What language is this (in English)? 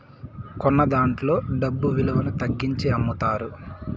Telugu